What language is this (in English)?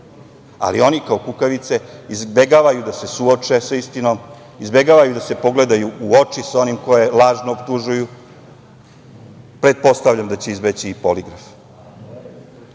Serbian